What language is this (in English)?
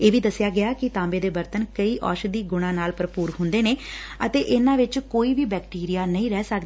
Punjabi